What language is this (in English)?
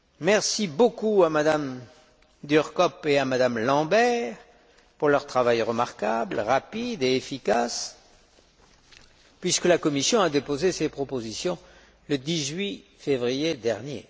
French